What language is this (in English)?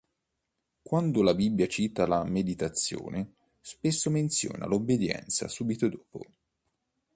Italian